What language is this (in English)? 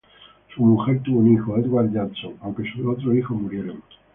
Spanish